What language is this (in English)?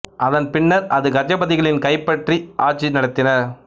Tamil